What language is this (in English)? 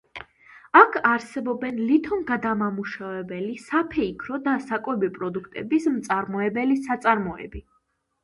Georgian